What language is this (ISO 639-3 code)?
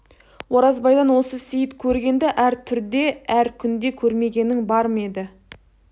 kaz